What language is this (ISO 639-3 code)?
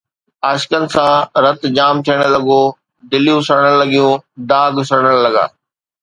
snd